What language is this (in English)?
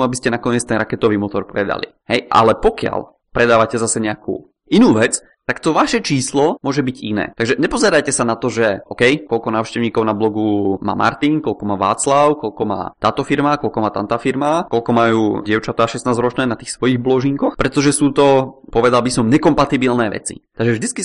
Czech